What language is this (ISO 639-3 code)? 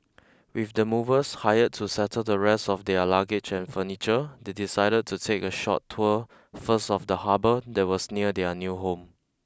eng